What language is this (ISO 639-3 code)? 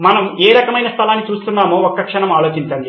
tel